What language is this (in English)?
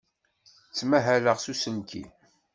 Kabyle